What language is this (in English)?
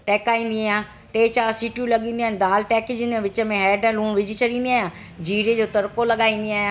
Sindhi